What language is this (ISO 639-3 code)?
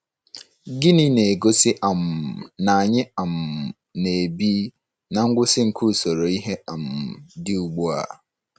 ibo